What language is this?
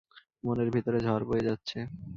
Bangla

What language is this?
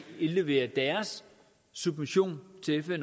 Danish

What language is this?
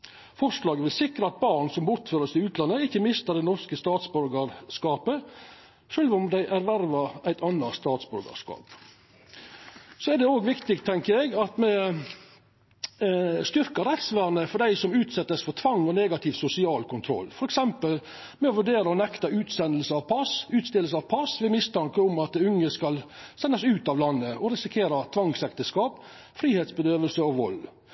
Norwegian Nynorsk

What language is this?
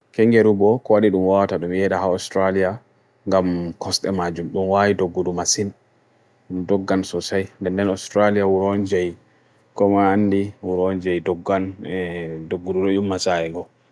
Bagirmi Fulfulde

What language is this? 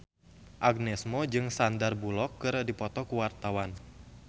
Sundanese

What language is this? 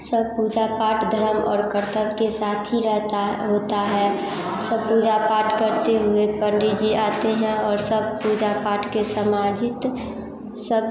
Hindi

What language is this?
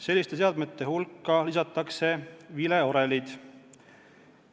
Estonian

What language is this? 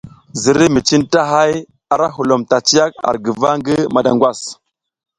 South Giziga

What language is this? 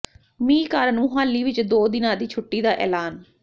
Punjabi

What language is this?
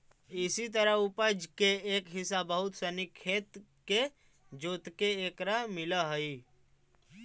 Magahi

